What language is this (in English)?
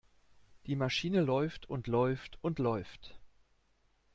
German